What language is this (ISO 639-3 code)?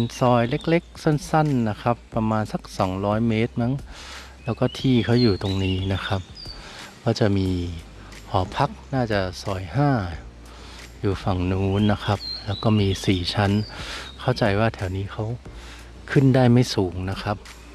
tha